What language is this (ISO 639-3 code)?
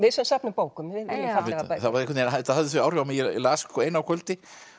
isl